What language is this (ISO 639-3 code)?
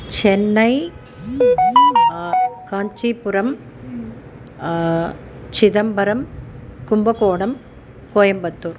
san